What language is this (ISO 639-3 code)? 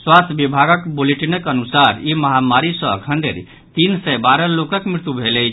mai